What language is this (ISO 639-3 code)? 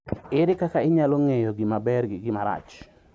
luo